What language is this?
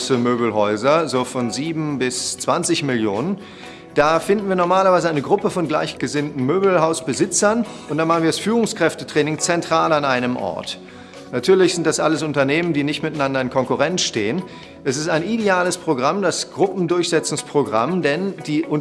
German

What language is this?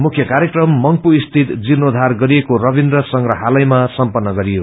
Nepali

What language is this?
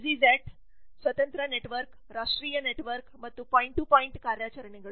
Kannada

